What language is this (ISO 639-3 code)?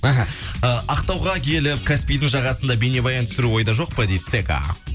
kaz